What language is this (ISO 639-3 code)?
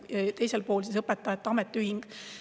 est